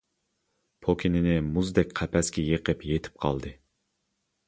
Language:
Uyghur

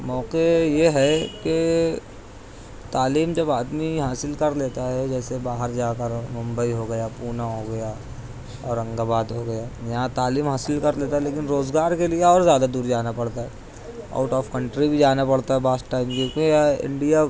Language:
Urdu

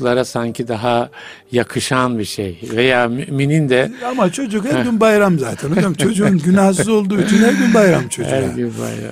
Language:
Turkish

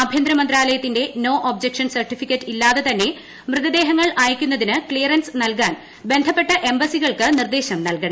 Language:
Malayalam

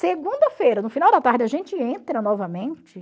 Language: Portuguese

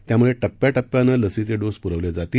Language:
Marathi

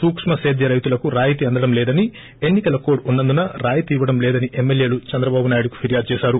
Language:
Telugu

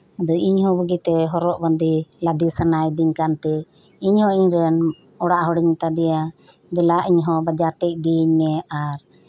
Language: Santali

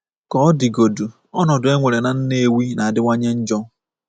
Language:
Igbo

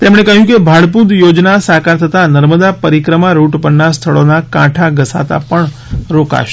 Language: Gujarati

